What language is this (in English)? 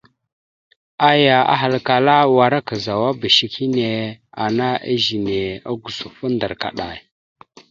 Mada (Cameroon)